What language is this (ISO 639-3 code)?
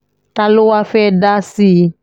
yor